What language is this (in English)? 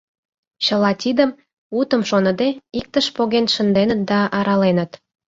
Mari